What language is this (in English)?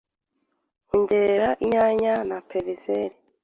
Kinyarwanda